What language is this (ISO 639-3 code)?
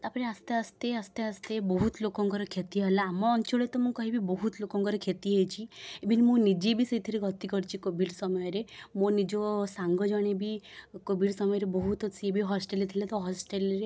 ori